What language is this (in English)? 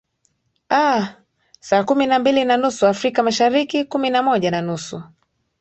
Swahili